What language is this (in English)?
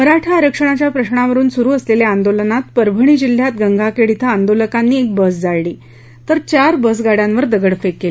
Marathi